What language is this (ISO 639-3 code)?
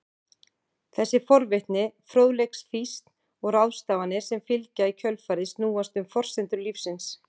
isl